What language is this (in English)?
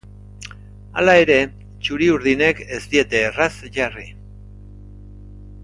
Basque